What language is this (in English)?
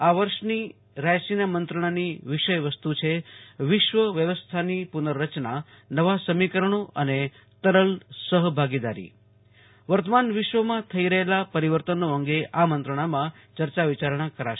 Gujarati